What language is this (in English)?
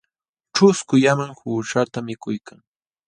Jauja Wanca Quechua